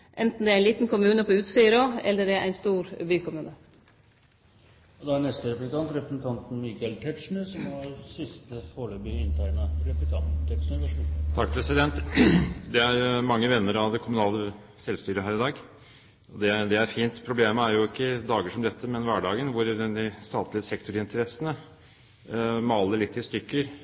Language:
Norwegian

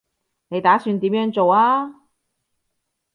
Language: Cantonese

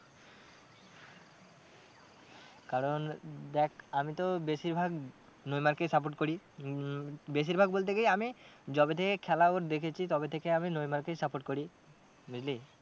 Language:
Bangla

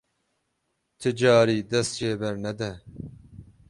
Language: Kurdish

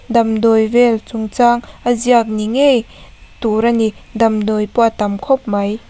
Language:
Mizo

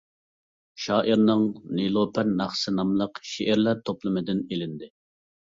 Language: Uyghur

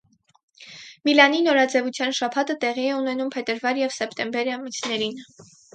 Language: Armenian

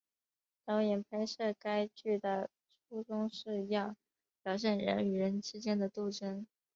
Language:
Chinese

